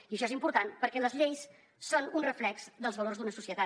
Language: Catalan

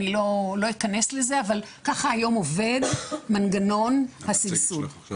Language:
Hebrew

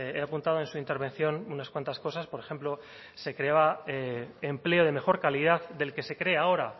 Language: Spanish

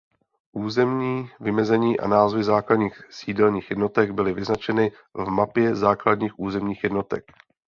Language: Czech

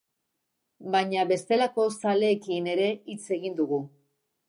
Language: Basque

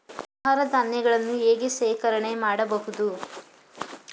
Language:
Kannada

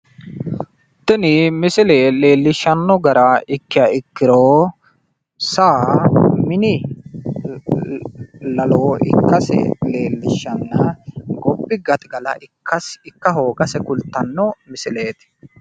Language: Sidamo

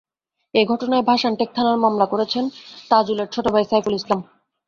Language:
Bangla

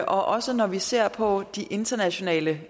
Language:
Danish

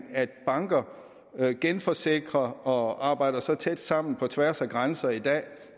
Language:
Danish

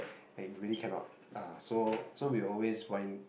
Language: English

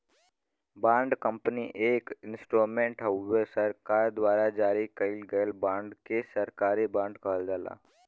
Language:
Bhojpuri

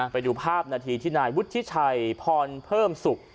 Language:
Thai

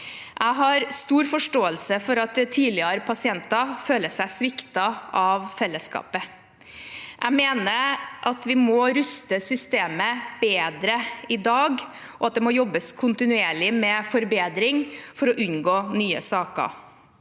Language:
Norwegian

